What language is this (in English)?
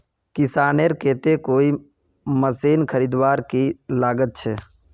Magahi